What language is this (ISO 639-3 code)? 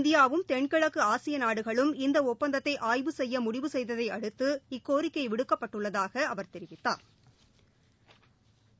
tam